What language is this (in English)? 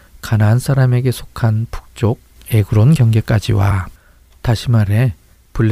Korean